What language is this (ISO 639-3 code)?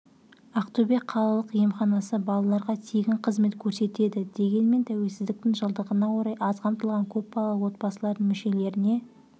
kaz